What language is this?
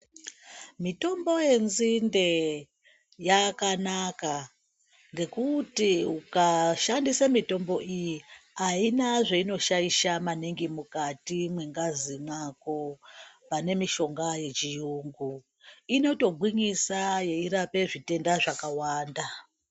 Ndau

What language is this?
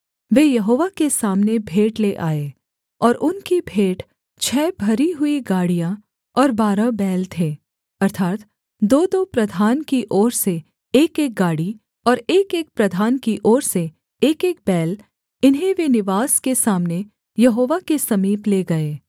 Hindi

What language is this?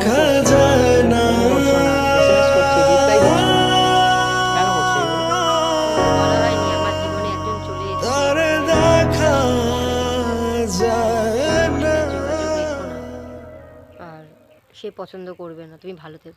Romanian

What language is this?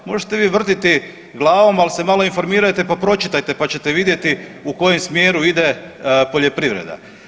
Croatian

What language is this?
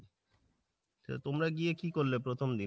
Bangla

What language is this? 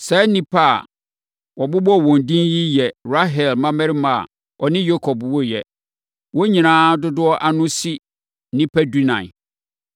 Akan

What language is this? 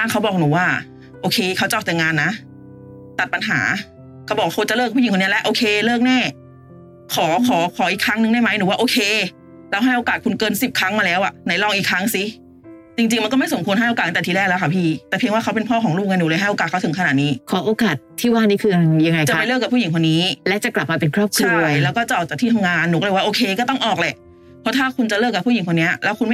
Thai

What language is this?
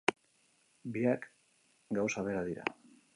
Basque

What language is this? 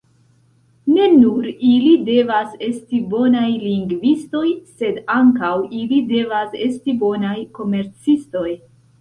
Esperanto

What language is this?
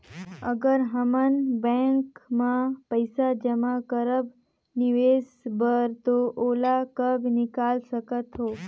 Chhattisgarhi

